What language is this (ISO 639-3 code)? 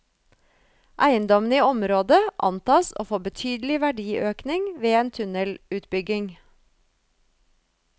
nor